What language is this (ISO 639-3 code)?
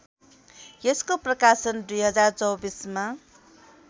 nep